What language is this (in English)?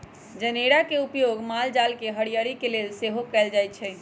Magahi